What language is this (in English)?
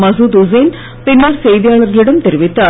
Tamil